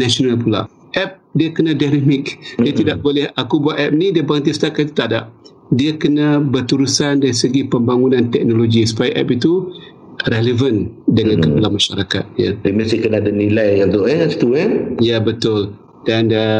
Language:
Malay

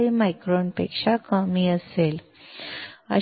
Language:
Marathi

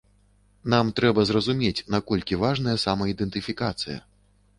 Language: Belarusian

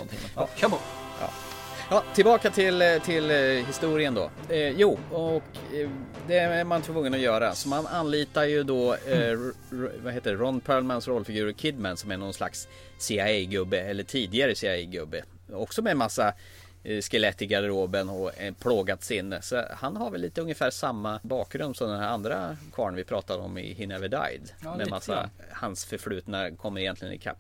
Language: Swedish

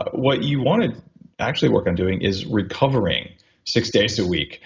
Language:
English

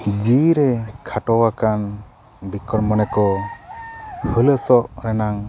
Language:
Santali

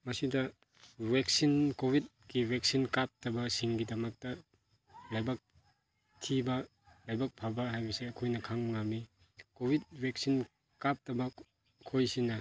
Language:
Manipuri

